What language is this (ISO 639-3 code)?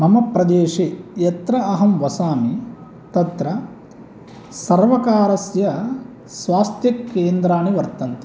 san